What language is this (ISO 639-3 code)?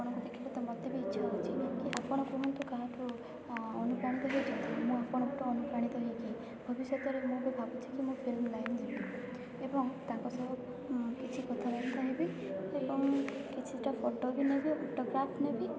ori